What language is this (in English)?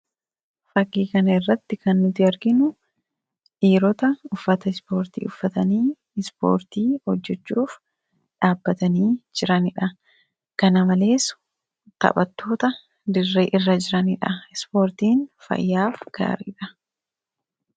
Oromo